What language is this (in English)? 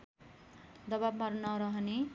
Nepali